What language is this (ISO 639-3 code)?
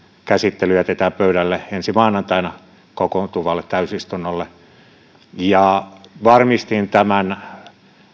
fin